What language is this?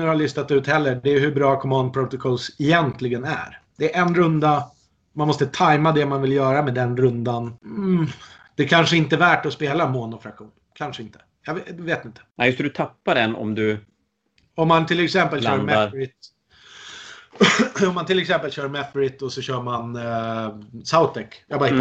Swedish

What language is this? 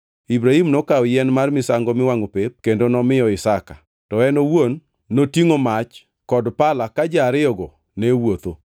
Luo (Kenya and Tanzania)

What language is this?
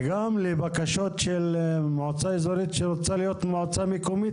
Hebrew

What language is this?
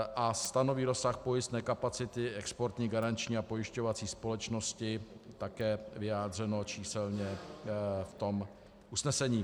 Czech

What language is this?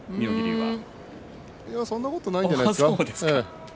Japanese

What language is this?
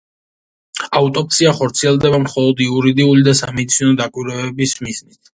Georgian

